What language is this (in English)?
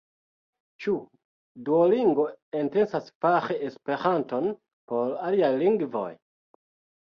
Esperanto